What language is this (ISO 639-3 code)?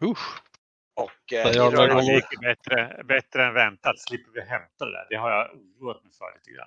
swe